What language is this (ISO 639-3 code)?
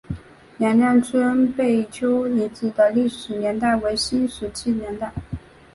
zho